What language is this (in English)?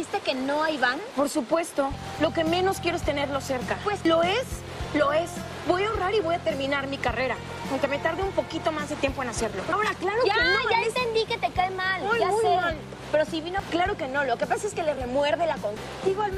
Spanish